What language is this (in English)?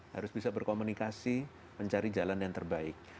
Indonesian